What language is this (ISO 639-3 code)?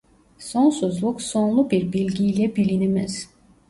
tur